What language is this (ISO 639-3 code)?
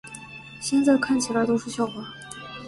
zho